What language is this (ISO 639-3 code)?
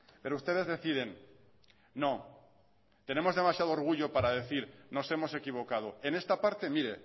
spa